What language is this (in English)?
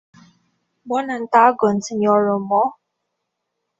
Esperanto